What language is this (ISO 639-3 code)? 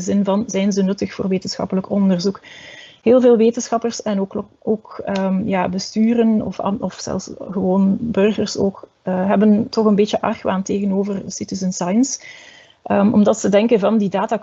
nld